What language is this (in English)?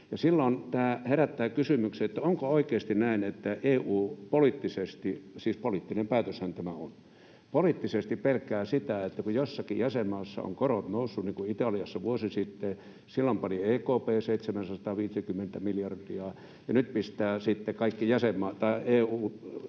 Finnish